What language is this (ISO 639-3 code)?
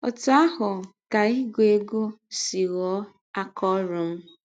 ibo